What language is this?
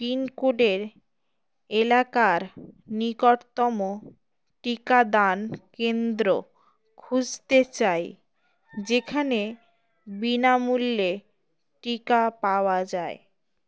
Bangla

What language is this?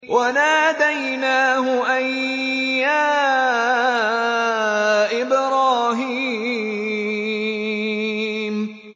Arabic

